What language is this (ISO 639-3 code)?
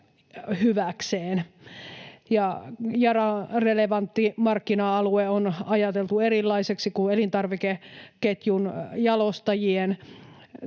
fin